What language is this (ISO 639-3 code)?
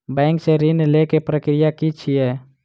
mai